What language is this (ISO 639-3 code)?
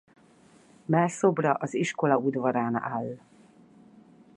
hun